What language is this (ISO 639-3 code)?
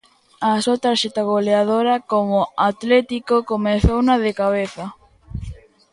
glg